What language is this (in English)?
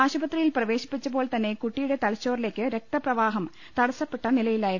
Malayalam